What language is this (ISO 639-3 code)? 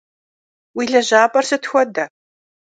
kbd